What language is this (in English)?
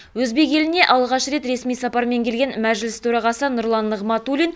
Kazakh